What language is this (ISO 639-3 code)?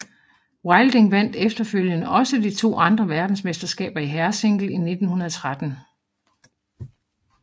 dan